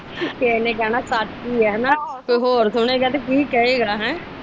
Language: Punjabi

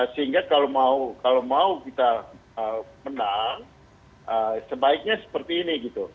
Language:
Indonesian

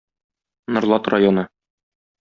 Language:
Tatar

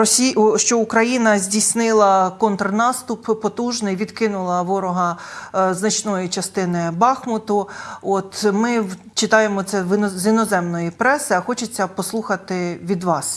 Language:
Ukrainian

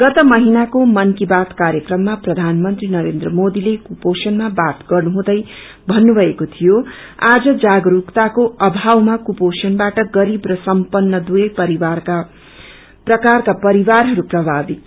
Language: Nepali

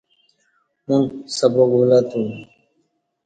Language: Kati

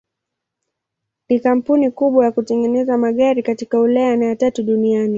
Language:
Swahili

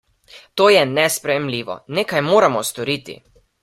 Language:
Slovenian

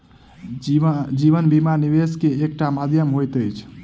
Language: Maithili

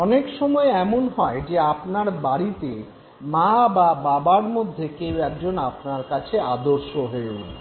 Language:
Bangla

